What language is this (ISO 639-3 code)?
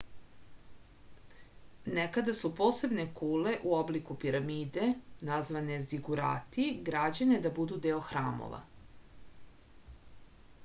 srp